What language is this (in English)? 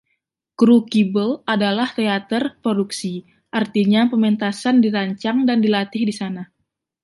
Indonesian